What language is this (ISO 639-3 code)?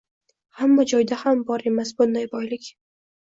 uzb